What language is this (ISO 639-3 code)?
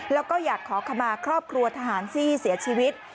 tha